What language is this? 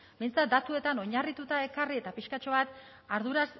Basque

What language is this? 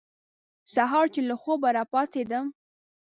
Pashto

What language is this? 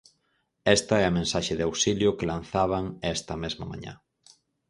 Galician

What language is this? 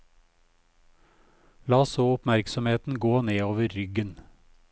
Norwegian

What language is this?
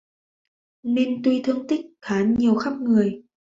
Vietnamese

